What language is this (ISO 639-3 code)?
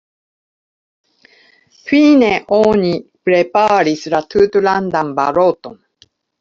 epo